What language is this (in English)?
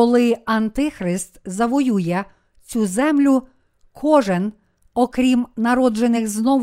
Ukrainian